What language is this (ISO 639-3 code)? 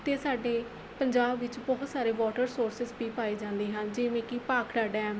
pan